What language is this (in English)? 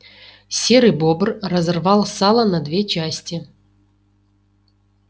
Russian